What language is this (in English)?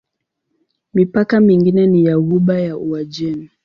Swahili